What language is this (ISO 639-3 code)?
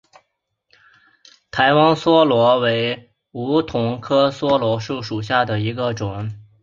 zho